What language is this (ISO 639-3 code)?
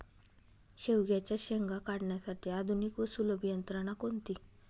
mar